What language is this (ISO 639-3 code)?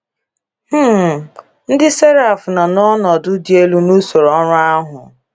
ibo